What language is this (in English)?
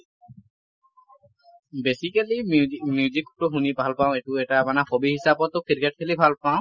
Assamese